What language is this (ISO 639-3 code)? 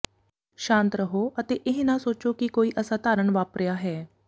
pan